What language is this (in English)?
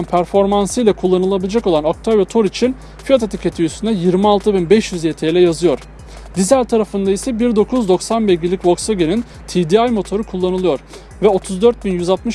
Turkish